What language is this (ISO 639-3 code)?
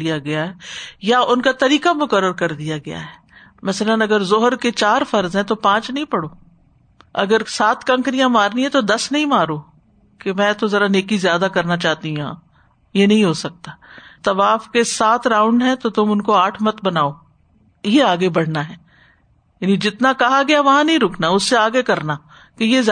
urd